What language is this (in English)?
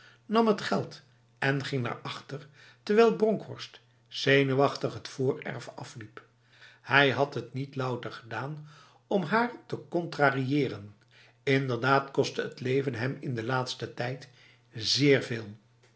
Dutch